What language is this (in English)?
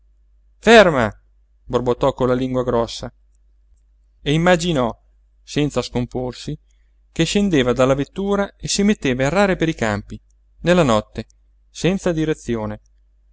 Italian